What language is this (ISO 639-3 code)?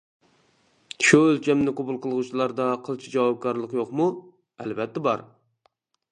uig